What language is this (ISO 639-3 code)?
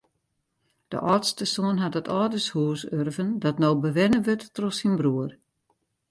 fry